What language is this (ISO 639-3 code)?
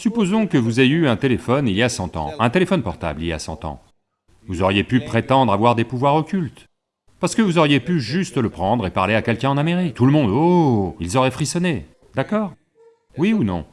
fra